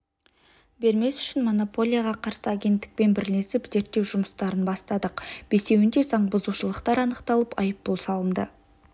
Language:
Kazakh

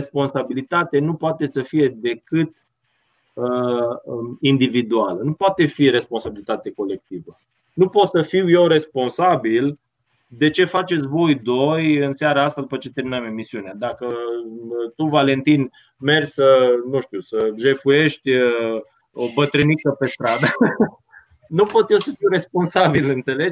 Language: Romanian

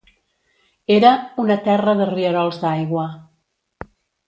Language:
Catalan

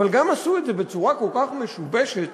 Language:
Hebrew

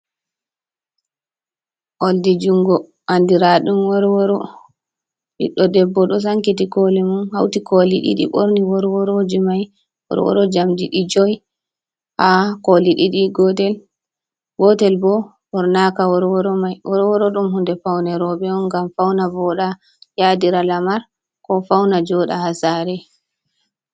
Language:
Fula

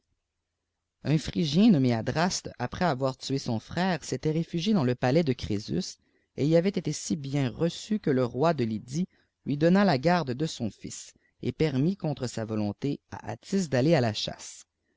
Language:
French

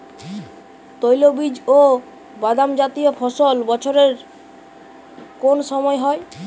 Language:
Bangla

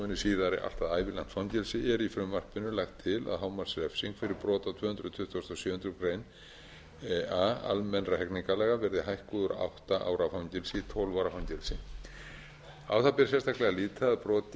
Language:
Icelandic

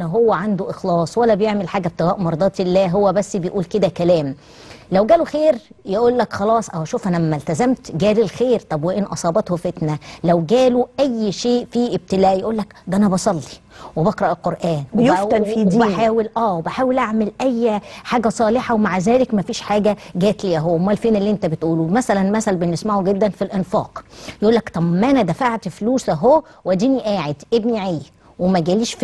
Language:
Arabic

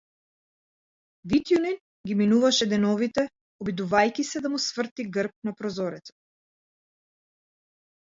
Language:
Macedonian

